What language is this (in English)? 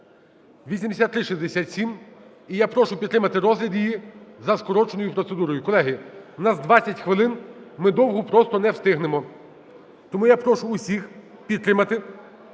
Ukrainian